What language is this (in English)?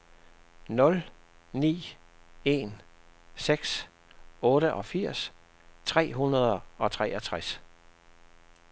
Danish